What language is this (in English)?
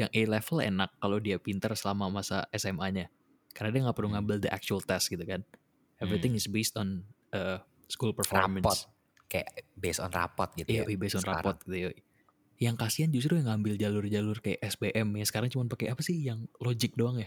Indonesian